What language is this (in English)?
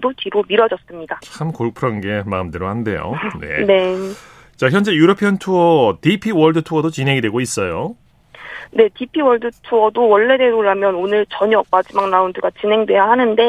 Korean